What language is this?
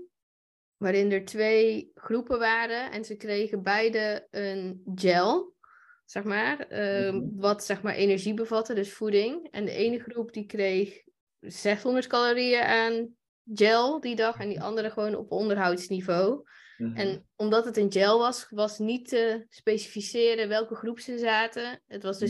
Dutch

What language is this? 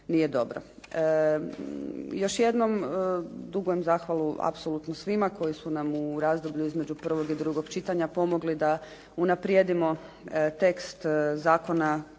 Croatian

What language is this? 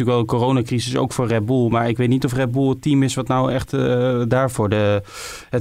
Dutch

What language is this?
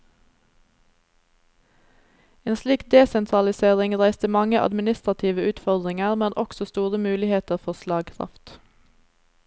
Norwegian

